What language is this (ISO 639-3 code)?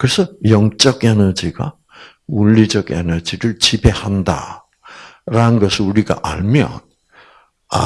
kor